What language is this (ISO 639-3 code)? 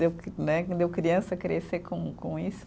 por